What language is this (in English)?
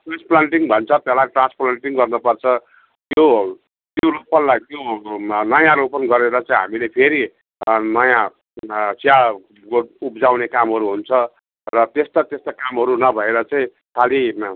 Nepali